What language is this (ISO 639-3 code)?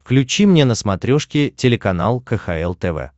rus